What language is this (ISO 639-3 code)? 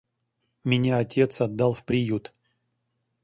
rus